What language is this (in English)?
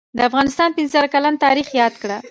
Pashto